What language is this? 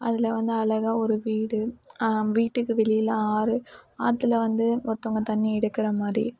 Tamil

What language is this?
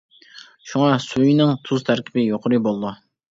Uyghur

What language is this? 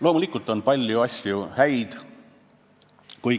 Estonian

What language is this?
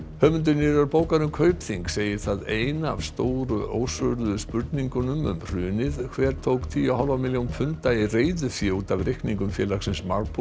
Icelandic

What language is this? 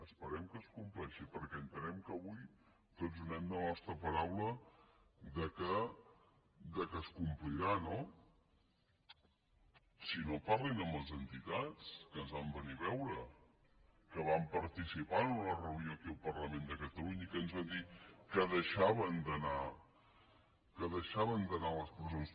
Catalan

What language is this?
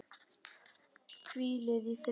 Icelandic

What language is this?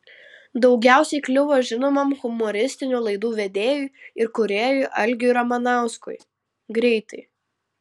Lithuanian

